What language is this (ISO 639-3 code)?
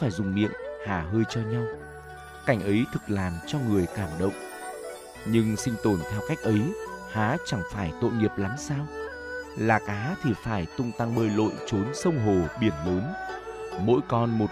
vie